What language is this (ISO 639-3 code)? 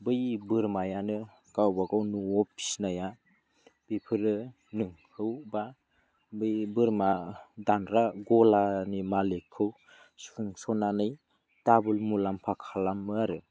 brx